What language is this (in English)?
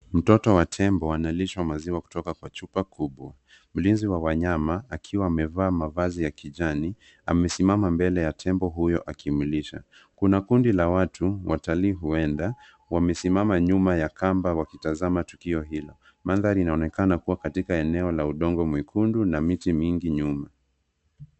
Swahili